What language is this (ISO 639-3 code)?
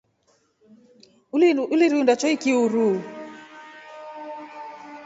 rof